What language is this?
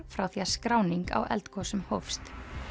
Icelandic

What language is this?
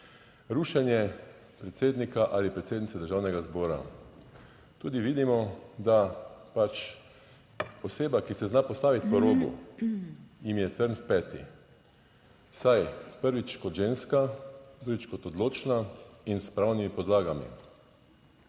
Slovenian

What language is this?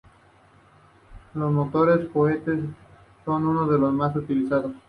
Spanish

